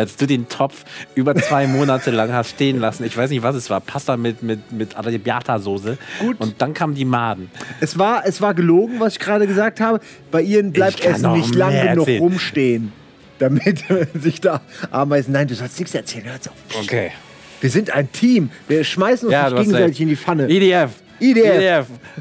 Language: German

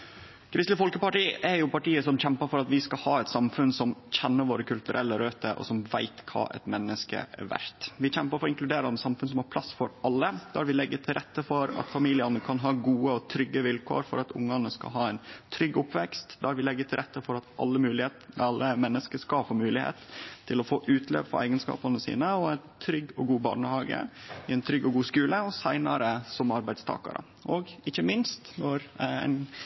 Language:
Norwegian Nynorsk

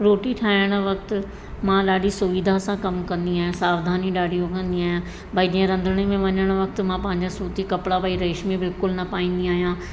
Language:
Sindhi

